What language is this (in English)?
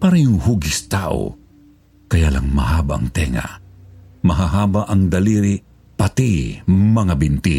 Filipino